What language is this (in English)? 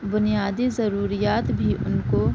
Urdu